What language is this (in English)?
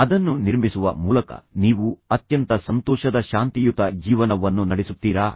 Kannada